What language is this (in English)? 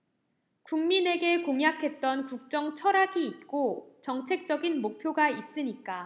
Korean